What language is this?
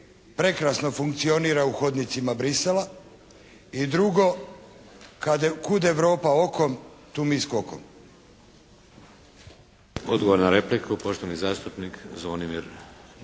Croatian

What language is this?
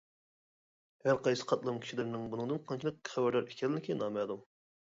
Uyghur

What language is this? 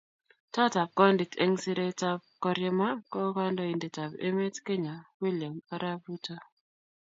Kalenjin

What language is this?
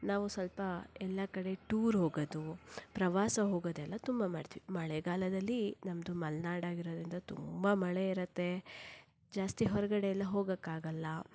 Kannada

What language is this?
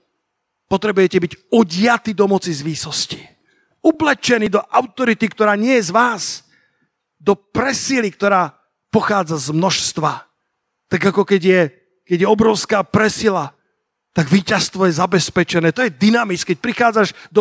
Slovak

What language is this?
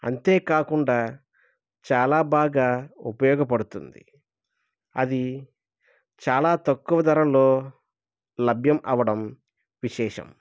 Telugu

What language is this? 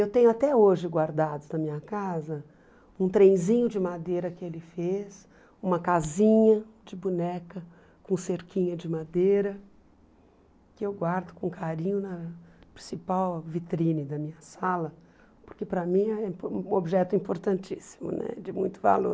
Portuguese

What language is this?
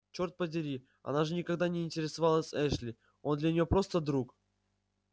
Russian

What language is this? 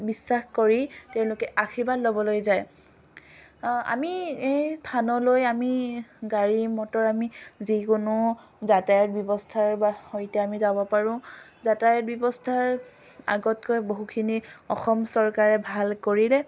Assamese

